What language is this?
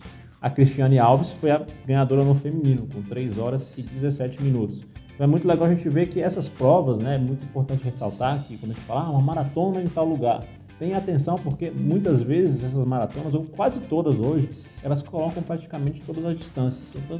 Portuguese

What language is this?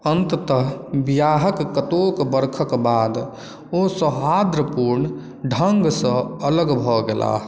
Maithili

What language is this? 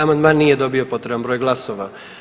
Croatian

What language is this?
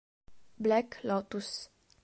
Italian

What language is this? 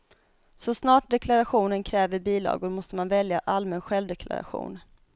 Swedish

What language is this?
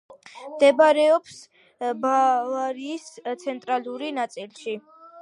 Georgian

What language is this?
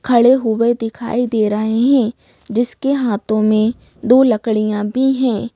Hindi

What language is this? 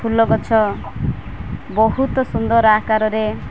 Odia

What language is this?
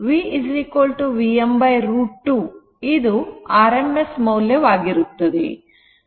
Kannada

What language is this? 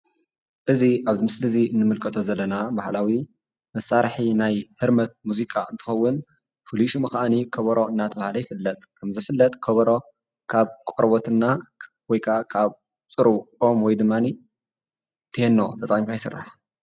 Tigrinya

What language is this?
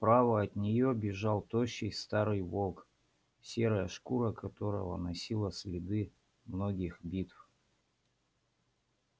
Russian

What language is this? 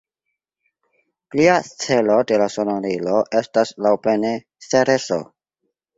Esperanto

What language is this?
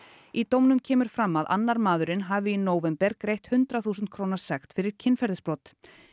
Icelandic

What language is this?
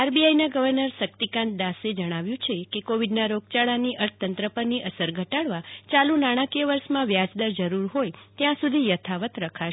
Gujarati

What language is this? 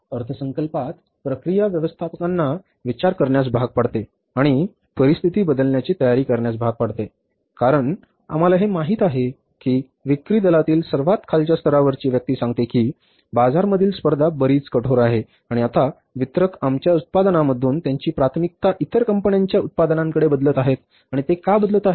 Marathi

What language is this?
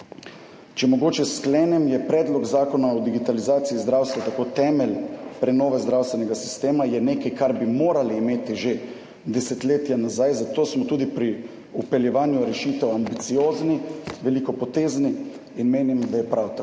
Slovenian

